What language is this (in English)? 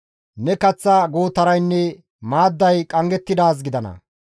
Gamo